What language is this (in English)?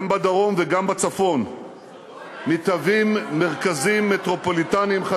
Hebrew